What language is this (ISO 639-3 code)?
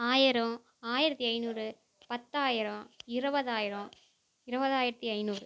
tam